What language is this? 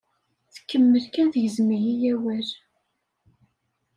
Kabyle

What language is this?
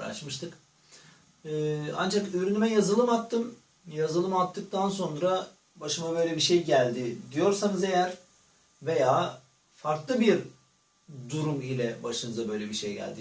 Turkish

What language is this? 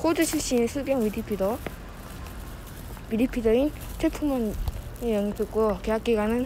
Korean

